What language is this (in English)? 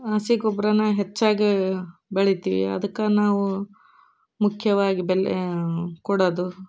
Kannada